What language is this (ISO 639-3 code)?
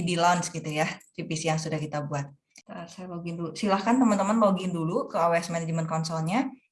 ind